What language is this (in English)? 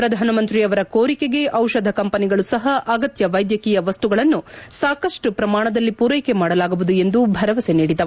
Kannada